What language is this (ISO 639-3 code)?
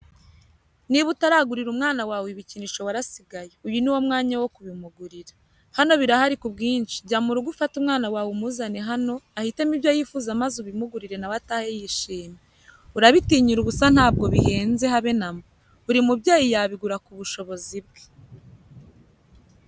kin